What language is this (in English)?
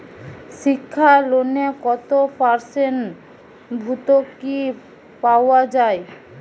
Bangla